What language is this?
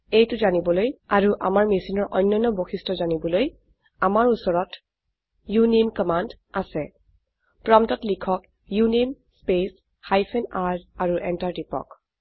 Assamese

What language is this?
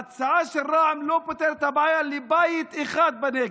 Hebrew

